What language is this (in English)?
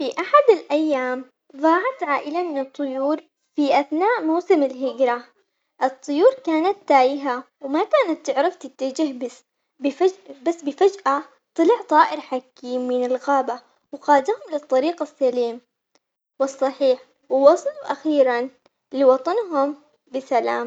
Omani Arabic